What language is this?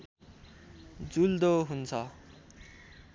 Nepali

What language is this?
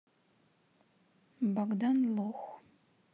Russian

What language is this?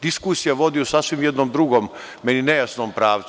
Serbian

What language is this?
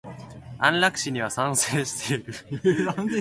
Japanese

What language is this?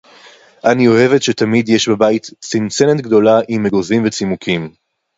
Hebrew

